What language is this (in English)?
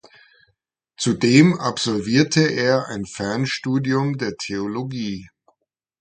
German